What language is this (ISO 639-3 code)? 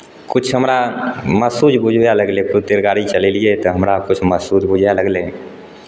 mai